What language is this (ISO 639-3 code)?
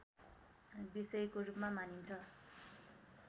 nep